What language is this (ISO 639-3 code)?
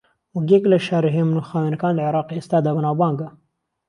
ckb